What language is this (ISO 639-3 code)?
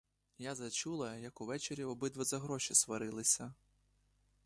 ukr